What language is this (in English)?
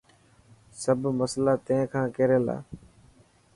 Dhatki